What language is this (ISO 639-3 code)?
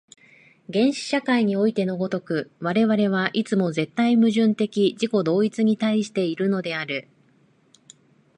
jpn